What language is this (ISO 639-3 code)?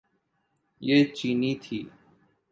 urd